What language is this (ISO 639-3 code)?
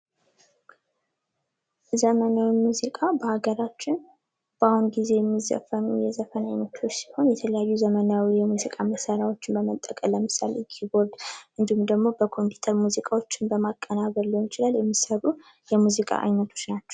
amh